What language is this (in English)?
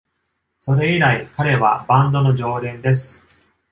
Japanese